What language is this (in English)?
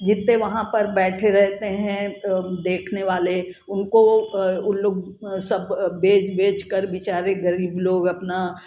Hindi